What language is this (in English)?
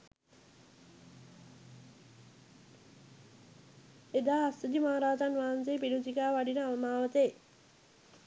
Sinhala